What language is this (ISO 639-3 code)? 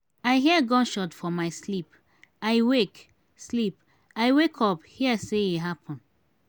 pcm